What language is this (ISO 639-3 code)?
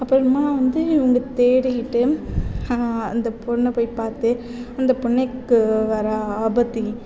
tam